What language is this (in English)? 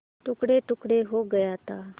Hindi